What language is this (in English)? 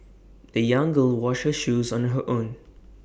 English